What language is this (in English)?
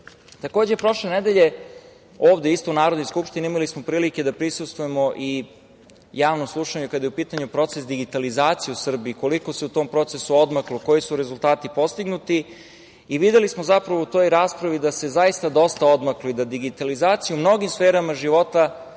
Serbian